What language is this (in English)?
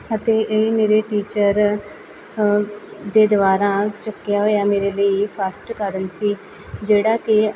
Punjabi